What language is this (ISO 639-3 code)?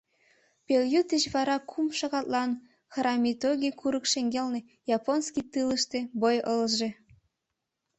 chm